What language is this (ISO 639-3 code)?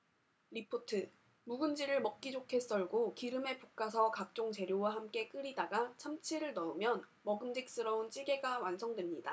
kor